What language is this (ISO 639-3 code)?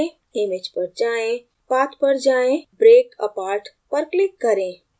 hin